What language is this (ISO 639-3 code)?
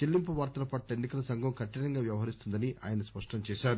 tel